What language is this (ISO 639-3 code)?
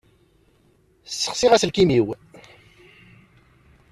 kab